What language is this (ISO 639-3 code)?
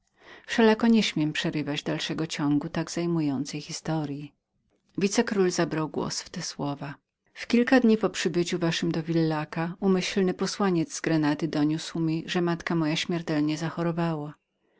pol